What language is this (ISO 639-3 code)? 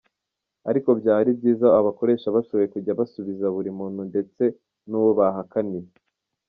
kin